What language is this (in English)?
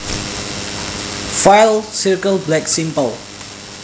Javanese